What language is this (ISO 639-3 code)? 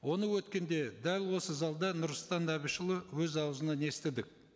kaz